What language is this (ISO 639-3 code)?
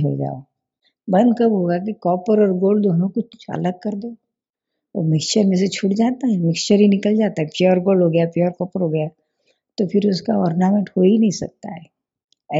hin